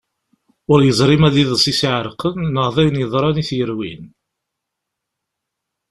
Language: Kabyle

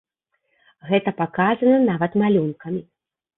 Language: Belarusian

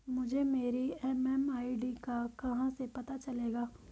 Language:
Hindi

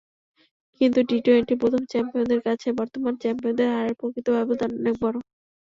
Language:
Bangla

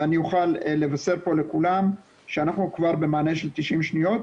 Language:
Hebrew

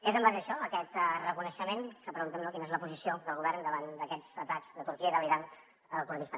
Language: Catalan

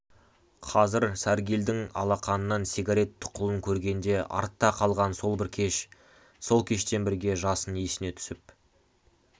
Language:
Kazakh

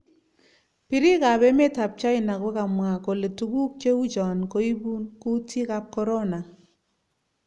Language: Kalenjin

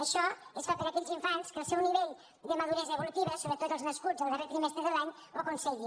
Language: Catalan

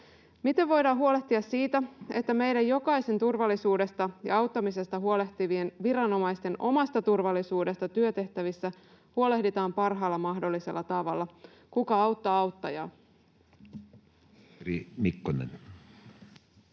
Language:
Finnish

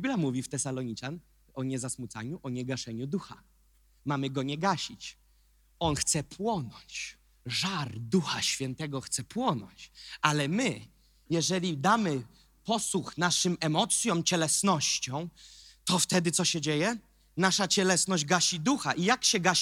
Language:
Polish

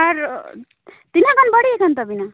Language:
Santali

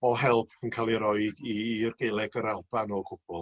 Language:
Welsh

